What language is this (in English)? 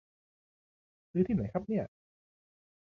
Thai